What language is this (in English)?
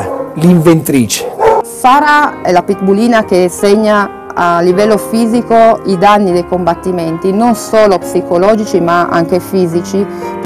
Italian